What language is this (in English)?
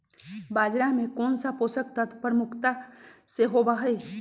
Magahi